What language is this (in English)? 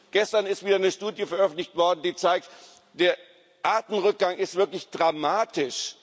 German